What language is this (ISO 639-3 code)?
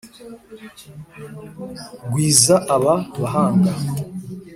kin